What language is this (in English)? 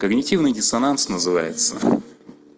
Russian